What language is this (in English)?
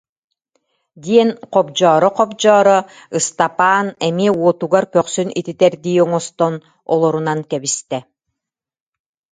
Yakut